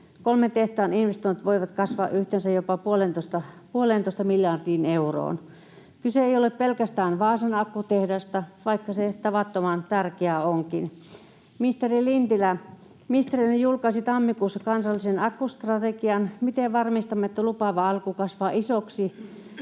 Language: Finnish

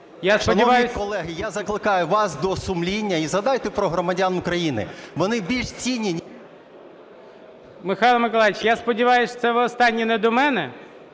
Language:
Ukrainian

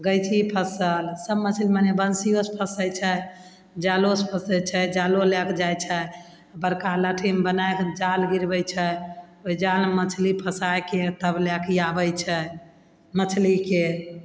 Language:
Maithili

